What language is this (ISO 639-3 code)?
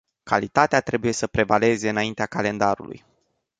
ron